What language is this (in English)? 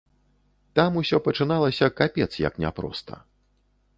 Belarusian